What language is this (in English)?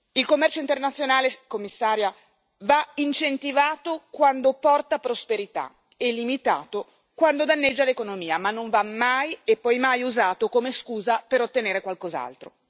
Italian